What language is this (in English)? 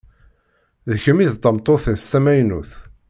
Kabyle